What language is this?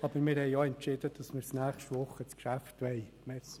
Swiss German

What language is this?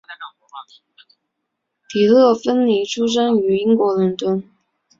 Chinese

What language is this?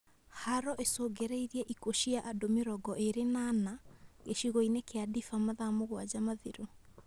Kikuyu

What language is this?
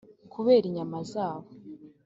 Kinyarwanda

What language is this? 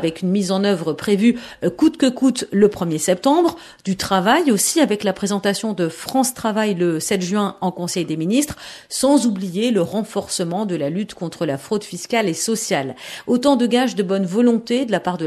French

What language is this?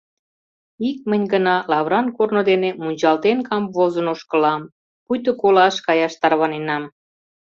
Mari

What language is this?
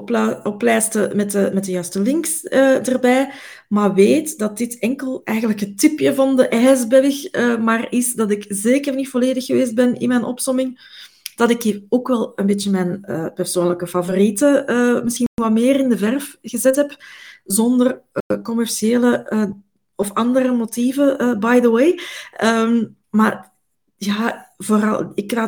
Dutch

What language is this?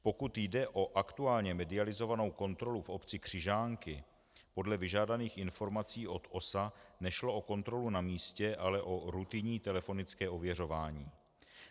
Czech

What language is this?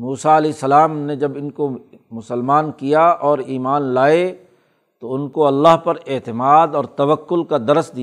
Urdu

